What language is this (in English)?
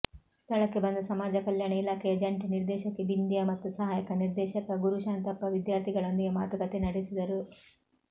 Kannada